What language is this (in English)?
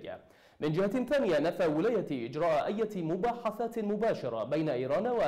Arabic